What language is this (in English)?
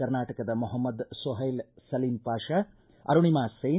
Kannada